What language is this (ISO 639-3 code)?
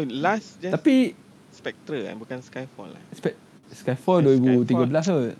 msa